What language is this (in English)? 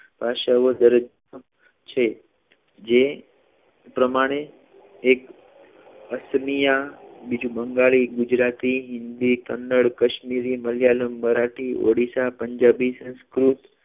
Gujarati